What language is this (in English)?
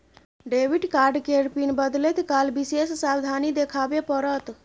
Maithili